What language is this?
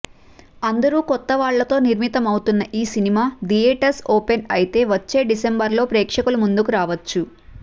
Telugu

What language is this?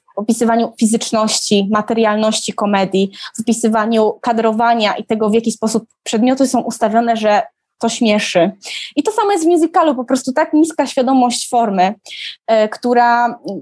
Polish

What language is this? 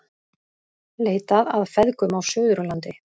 Icelandic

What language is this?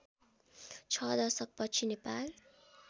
Nepali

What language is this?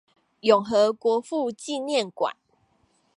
Chinese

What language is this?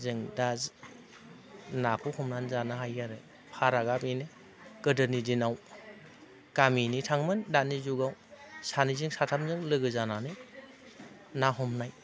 Bodo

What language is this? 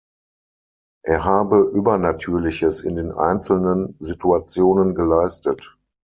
German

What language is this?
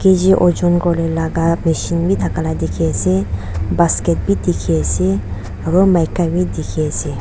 Naga Pidgin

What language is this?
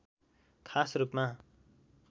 Nepali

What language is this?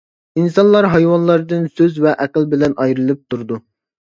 Uyghur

